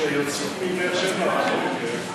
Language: Hebrew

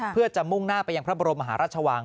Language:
Thai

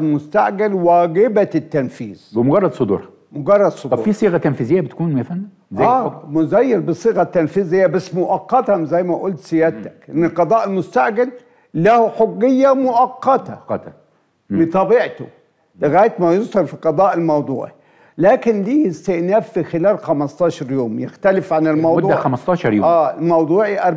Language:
Arabic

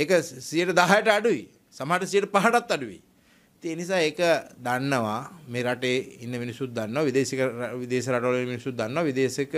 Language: Italian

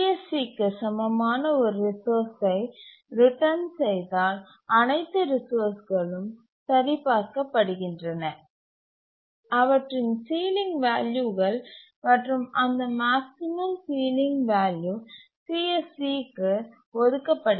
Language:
Tamil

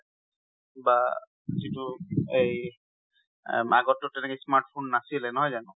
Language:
Assamese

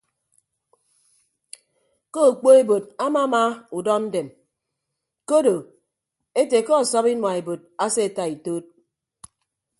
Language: Ibibio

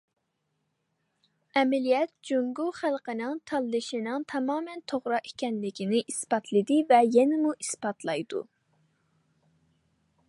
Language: Uyghur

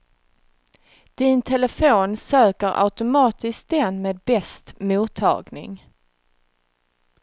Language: Swedish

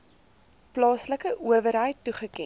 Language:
Afrikaans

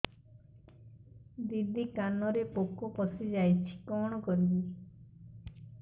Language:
Odia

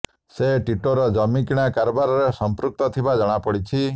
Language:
Odia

